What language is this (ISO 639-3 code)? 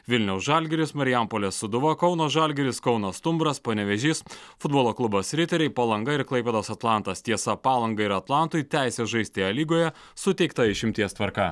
lit